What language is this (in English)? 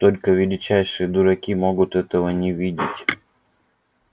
Russian